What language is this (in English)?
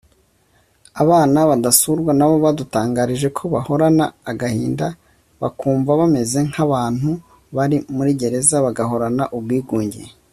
Kinyarwanda